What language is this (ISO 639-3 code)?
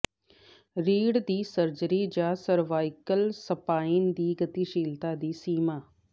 pan